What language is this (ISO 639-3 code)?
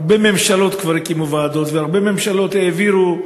heb